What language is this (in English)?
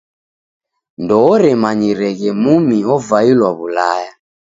Taita